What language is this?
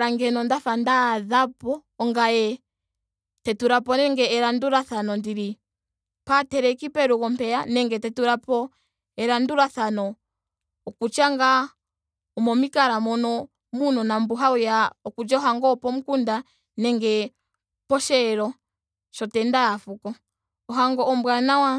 Ndonga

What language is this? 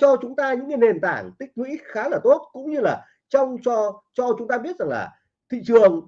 Vietnamese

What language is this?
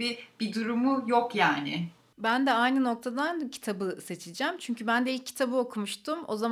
Turkish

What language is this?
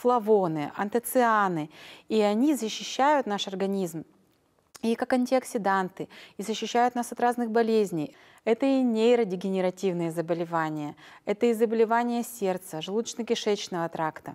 Russian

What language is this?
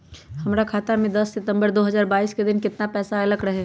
Magahi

